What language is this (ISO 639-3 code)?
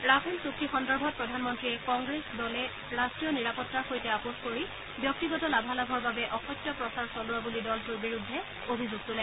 asm